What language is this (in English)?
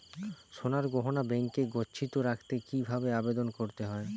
Bangla